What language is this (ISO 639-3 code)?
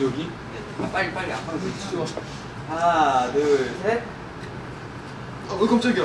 kor